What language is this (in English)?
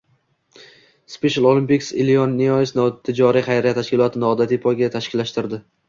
Uzbek